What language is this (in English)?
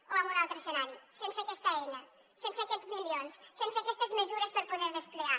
Catalan